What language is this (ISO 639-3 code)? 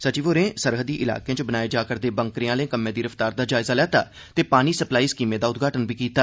doi